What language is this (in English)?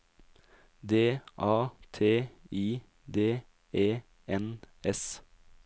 Norwegian